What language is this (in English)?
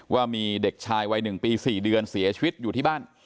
Thai